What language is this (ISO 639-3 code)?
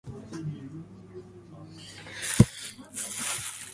jpn